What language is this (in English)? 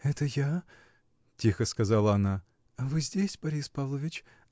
Russian